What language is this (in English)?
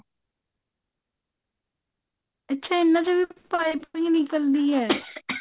Punjabi